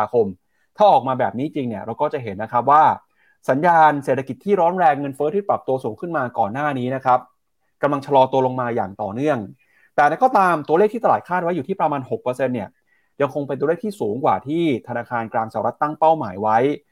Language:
Thai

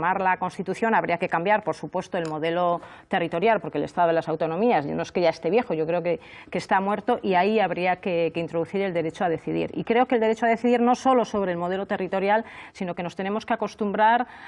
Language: Spanish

